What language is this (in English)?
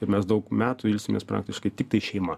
Lithuanian